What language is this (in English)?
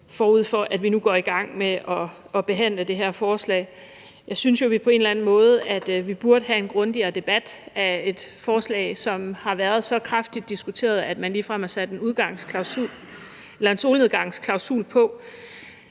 Danish